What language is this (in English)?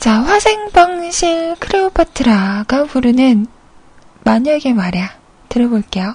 Korean